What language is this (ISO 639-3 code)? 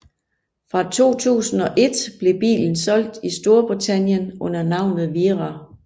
dan